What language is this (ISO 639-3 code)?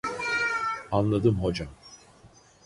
tur